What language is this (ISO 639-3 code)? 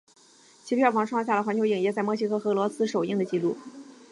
zho